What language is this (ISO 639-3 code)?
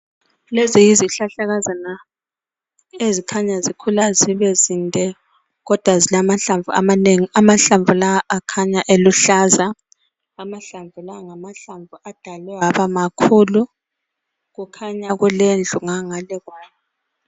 nde